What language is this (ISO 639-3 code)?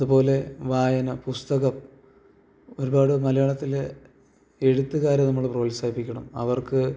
mal